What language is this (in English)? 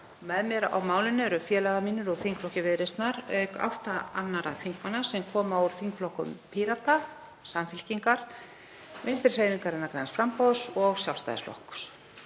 Icelandic